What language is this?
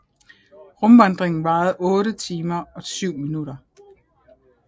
Danish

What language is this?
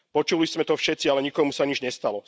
Slovak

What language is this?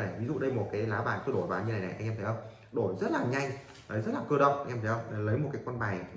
Vietnamese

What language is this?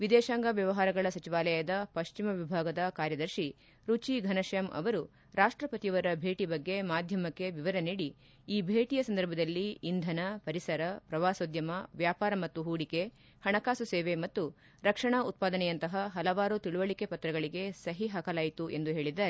Kannada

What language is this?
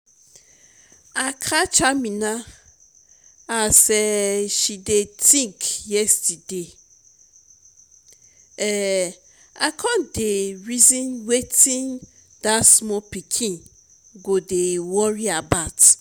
Nigerian Pidgin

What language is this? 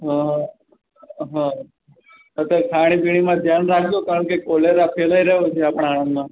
Gujarati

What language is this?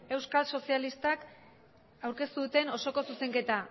Basque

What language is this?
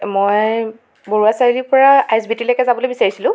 Assamese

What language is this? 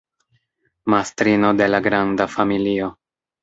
Esperanto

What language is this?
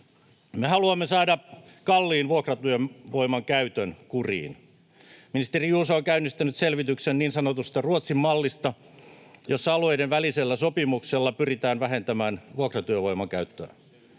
Finnish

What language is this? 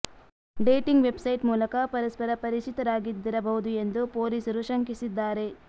Kannada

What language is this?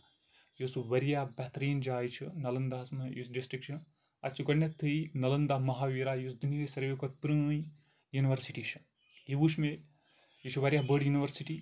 Kashmiri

